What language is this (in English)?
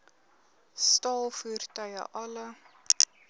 Afrikaans